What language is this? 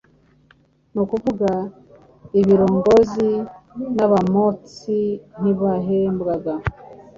Kinyarwanda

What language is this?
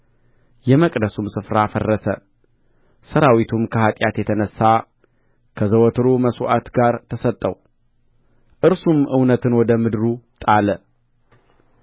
Amharic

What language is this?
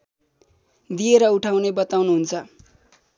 Nepali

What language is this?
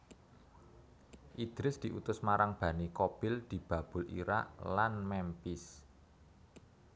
Javanese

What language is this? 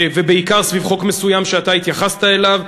Hebrew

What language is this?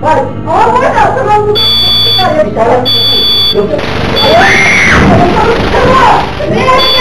Turkish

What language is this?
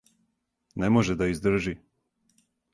Serbian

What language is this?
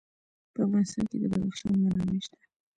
Pashto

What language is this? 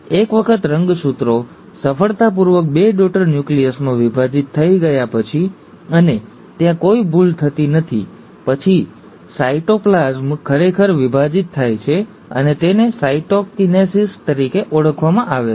Gujarati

